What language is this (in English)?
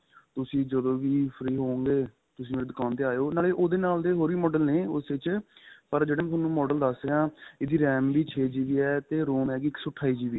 Punjabi